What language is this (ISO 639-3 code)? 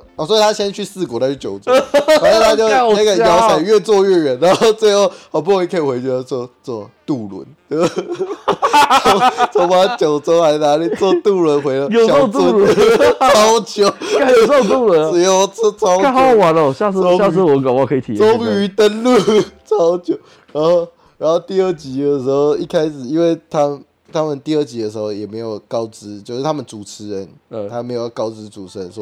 zho